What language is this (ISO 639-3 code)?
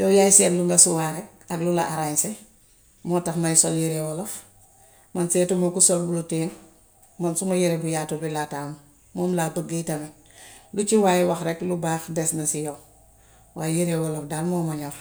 wof